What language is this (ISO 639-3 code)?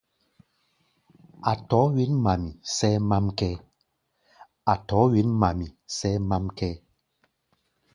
gba